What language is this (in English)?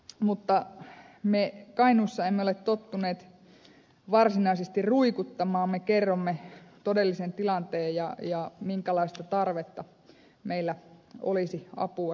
Finnish